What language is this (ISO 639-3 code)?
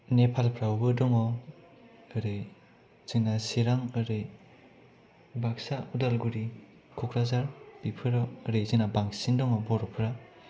brx